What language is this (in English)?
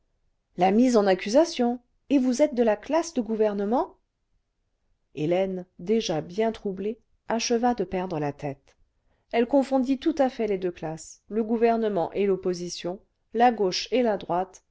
French